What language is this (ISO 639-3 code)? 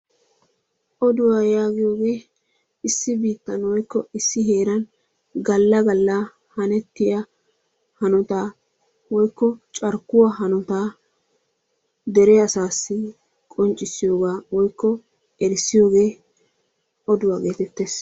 wal